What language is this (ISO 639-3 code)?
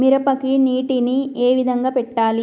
tel